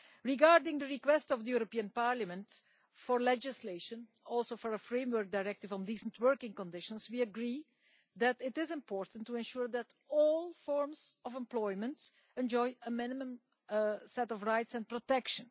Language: English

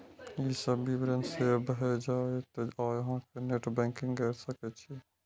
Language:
Maithili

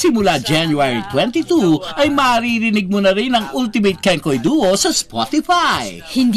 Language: Filipino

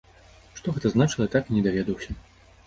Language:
Belarusian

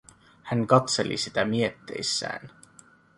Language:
Finnish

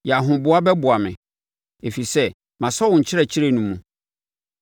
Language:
Akan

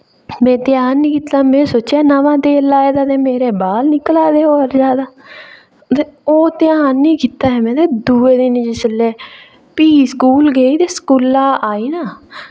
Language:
Dogri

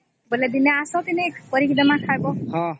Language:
Odia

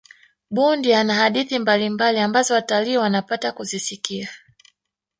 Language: Swahili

